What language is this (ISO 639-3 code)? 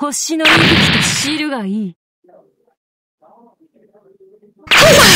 jpn